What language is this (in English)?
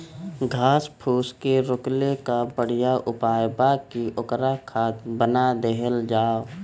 Bhojpuri